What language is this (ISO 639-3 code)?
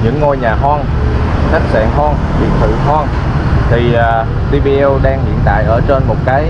vie